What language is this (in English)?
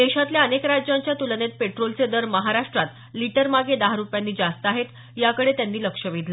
Marathi